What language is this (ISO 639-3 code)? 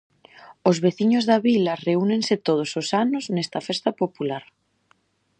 glg